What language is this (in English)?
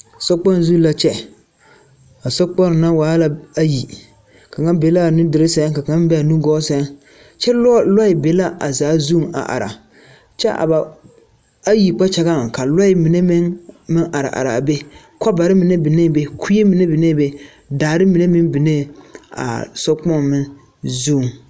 Southern Dagaare